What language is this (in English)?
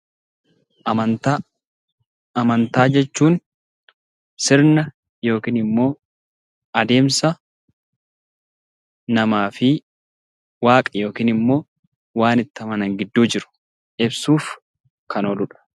Oromo